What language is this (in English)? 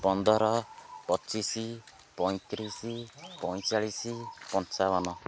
Odia